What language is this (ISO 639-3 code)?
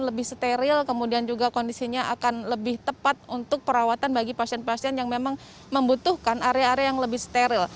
ind